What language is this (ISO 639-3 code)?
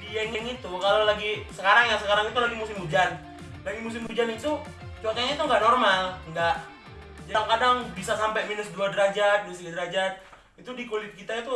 ind